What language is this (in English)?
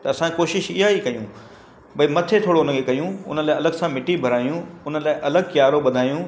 Sindhi